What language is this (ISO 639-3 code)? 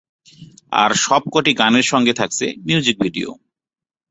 ben